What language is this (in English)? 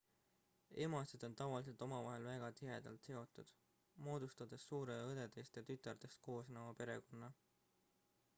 Estonian